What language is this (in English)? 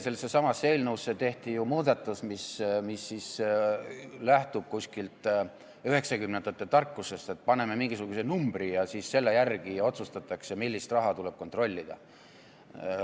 Estonian